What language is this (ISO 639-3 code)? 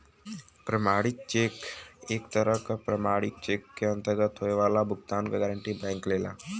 bho